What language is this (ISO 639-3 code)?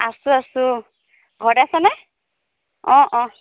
asm